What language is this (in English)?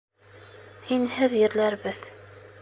Bashkir